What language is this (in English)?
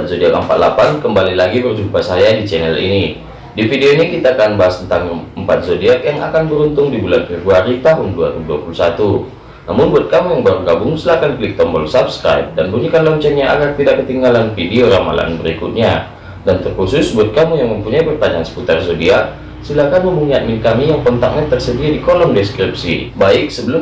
Indonesian